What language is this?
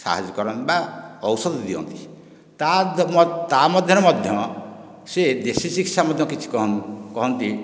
Odia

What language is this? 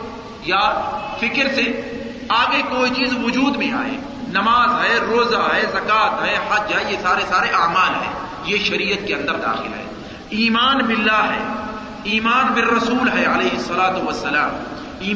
Urdu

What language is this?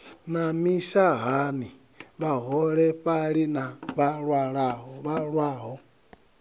Venda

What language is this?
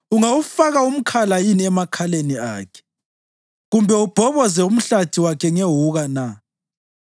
North Ndebele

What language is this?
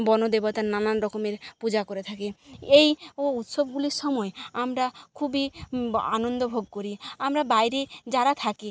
Bangla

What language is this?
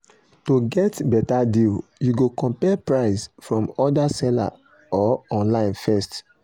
Nigerian Pidgin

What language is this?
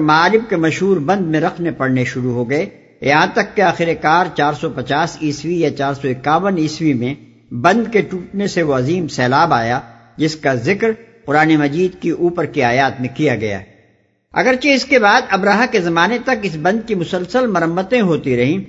Urdu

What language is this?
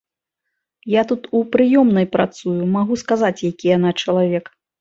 Belarusian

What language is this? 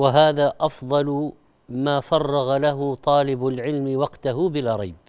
Arabic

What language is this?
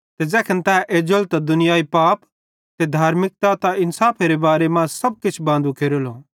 Bhadrawahi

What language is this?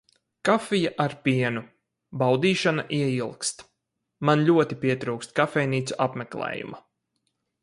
Latvian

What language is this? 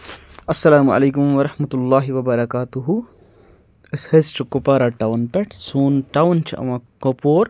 Kashmiri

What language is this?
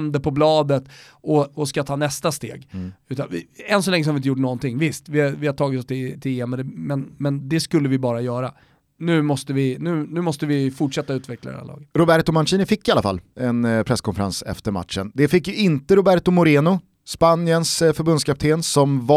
Swedish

